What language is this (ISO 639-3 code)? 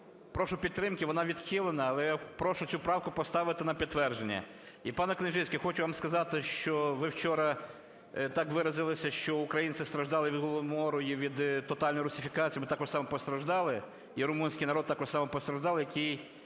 ukr